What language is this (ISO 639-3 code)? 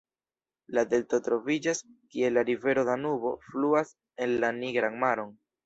epo